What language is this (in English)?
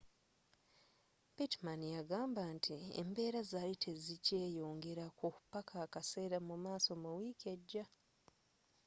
Ganda